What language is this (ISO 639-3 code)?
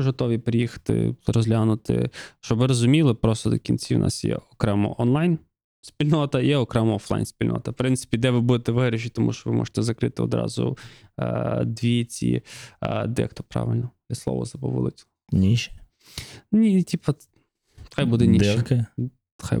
ukr